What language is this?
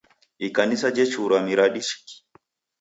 Taita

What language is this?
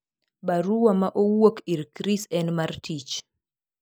Luo (Kenya and Tanzania)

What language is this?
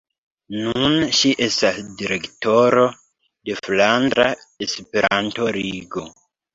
Esperanto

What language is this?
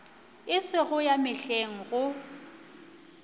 Northern Sotho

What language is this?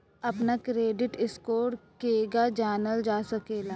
Bhojpuri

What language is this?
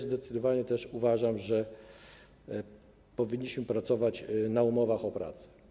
Polish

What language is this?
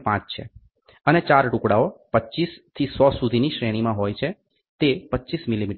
Gujarati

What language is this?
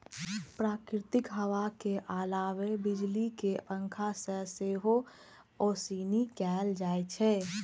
Maithili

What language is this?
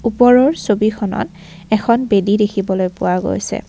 Assamese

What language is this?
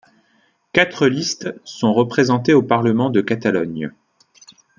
French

